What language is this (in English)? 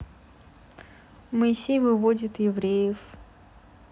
Russian